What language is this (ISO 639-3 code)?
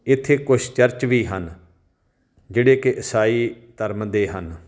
pan